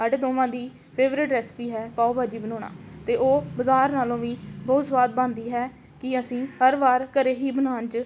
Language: Punjabi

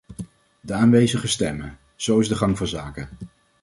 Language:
Dutch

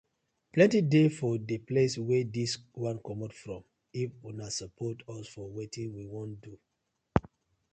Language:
Nigerian Pidgin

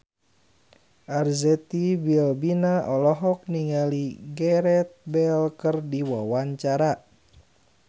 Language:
Sundanese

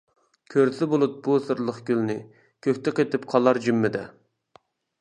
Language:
Uyghur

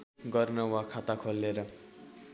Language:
Nepali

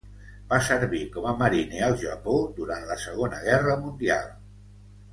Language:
Catalan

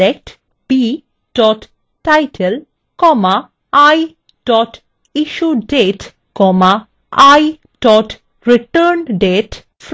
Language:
Bangla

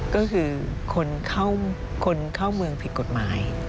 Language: Thai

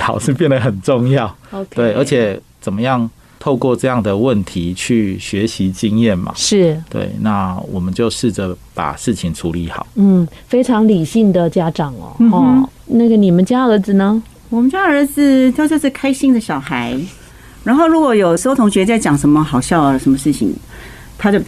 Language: Chinese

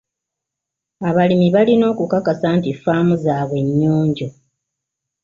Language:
Ganda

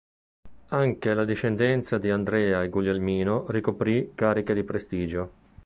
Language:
Italian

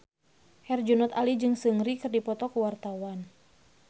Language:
Sundanese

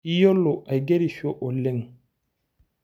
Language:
Masai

